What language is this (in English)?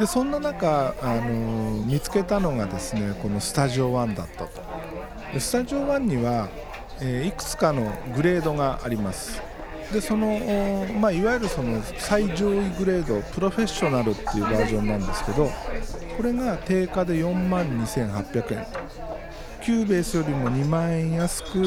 Japanese